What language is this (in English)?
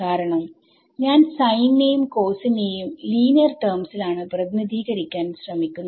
Malayalam